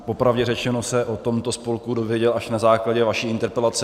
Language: Czech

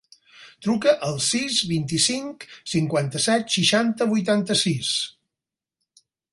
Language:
Catalan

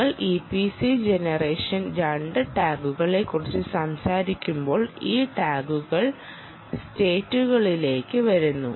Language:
Malayalam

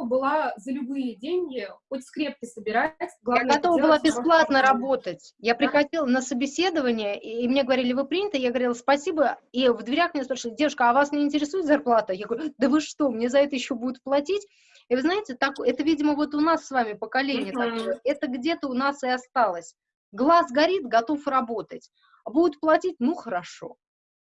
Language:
Russian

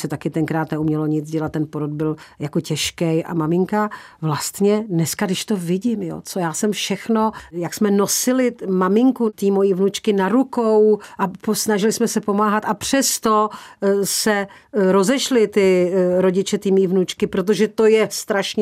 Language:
Czech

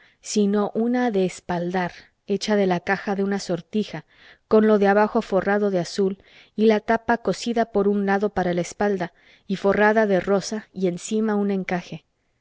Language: Spanish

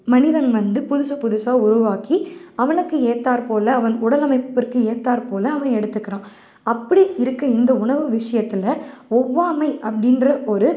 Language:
Tamil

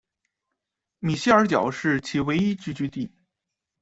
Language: Chinese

